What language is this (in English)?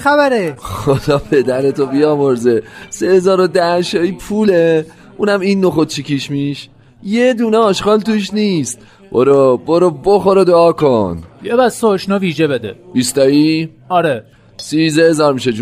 Persian